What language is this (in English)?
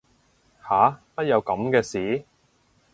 Cantonese